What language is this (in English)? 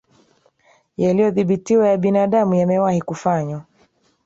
Swahili